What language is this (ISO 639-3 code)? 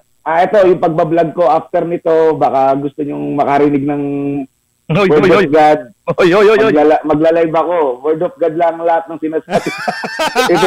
fil